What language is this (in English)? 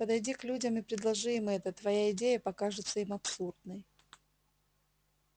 Russian